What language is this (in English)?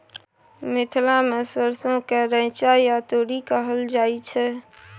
Maithili